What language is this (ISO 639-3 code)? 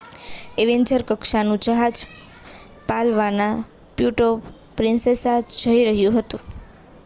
guj